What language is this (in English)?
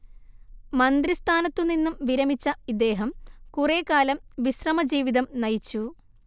Malayalam